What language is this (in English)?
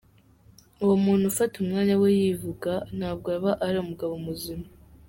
Kinyarwanda